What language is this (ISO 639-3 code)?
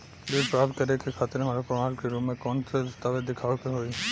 bho